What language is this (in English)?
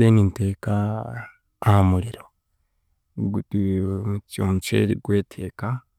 Chiga